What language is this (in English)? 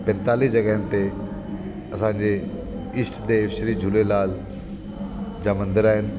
Sindhi